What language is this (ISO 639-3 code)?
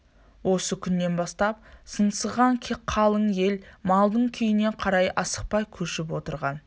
kaz